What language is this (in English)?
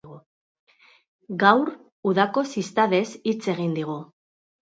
Basque